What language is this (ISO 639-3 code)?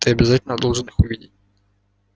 rus